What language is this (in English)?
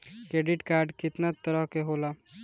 Bhojpuri